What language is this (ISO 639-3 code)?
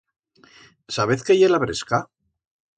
arg